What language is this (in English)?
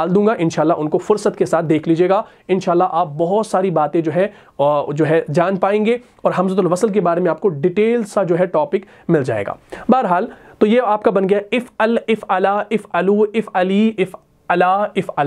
Hindi